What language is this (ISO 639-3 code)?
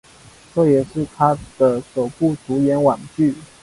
zho